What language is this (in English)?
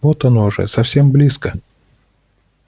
Russian